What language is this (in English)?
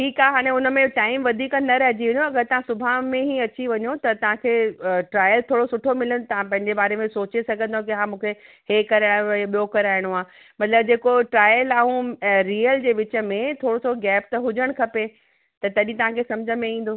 Sindhi